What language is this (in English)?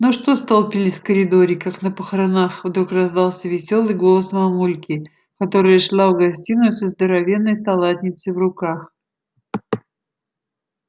Russian